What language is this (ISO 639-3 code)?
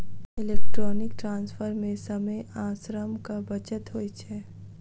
mai